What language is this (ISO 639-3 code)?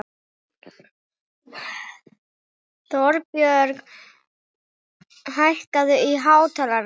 isl